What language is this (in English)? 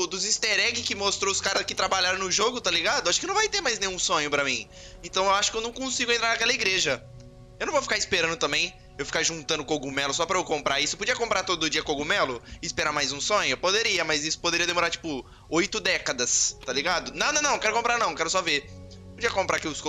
Portuguese